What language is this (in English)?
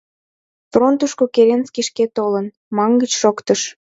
Mari